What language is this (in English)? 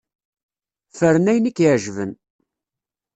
Kabyle